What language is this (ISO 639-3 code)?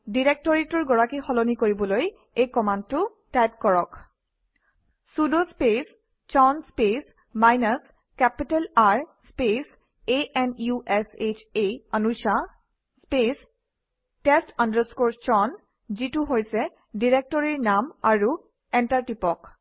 asm